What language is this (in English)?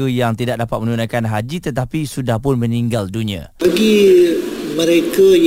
Malay